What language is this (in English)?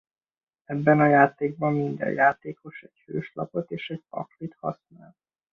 Hungarian